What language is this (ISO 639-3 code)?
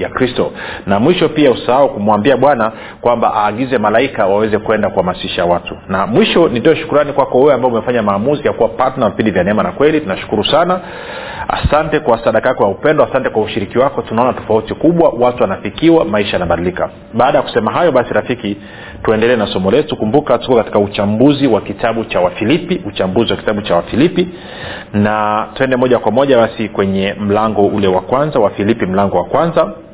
swa